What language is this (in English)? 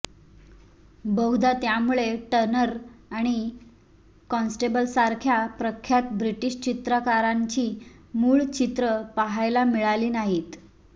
Marathi